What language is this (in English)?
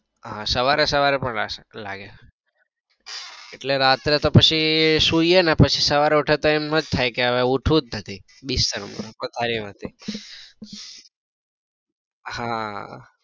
Gujarati